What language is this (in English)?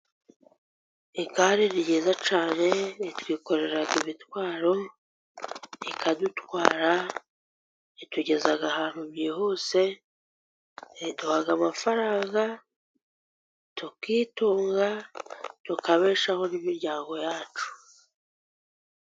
Kinyarwanda